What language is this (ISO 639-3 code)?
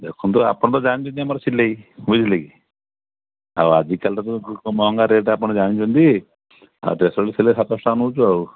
ori